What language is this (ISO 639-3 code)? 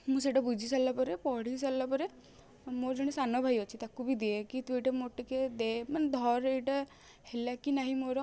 ori